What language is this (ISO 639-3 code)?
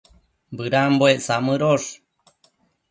mcf